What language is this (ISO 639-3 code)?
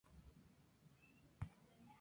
spa